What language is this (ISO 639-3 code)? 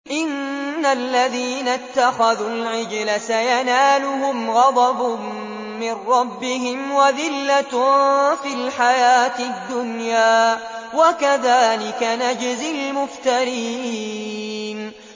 ara